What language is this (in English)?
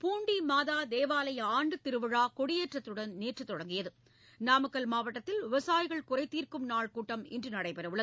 Tamil